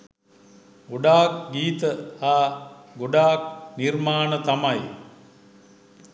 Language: Sinhala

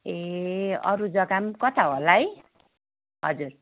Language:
Nepali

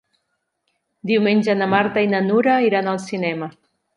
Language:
Catalan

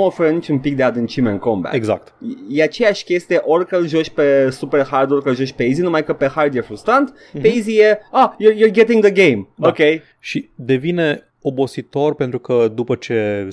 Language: Romanian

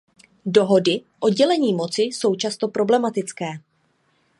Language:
Czech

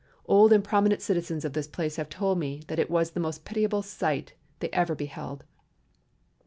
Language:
English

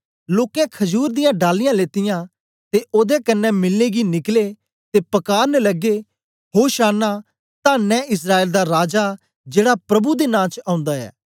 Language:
Dogri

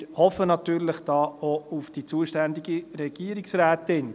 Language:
Swiss German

